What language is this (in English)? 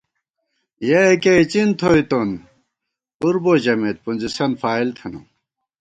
Gawar-Bati